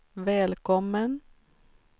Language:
Swedish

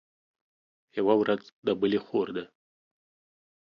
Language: Pashto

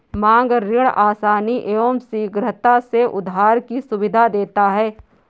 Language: Hindi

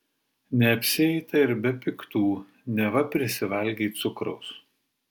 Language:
Lithuanian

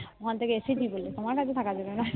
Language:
Bangla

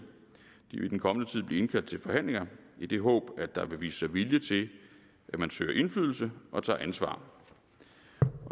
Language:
Danish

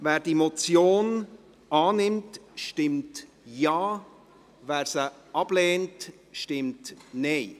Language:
Swiss German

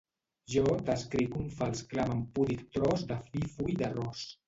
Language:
Catalan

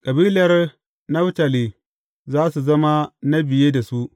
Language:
Hausa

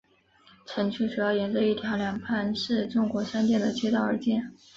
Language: Chinese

